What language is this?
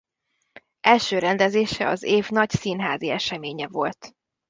Hungarian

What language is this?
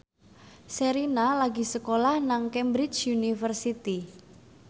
Javanese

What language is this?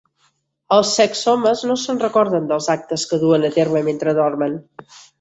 Catalan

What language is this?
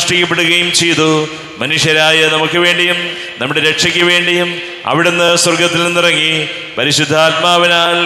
Malayalam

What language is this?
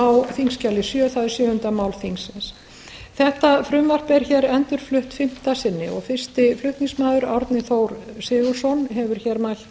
Icelandic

